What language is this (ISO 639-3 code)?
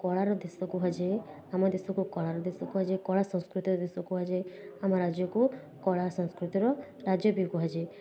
ori